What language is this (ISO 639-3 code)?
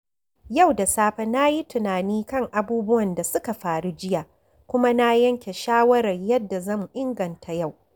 hau